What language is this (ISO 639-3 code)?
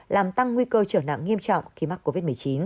vie